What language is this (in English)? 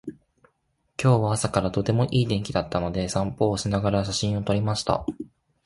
Japanese